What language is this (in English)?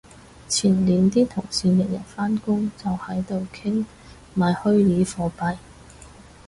Cantonese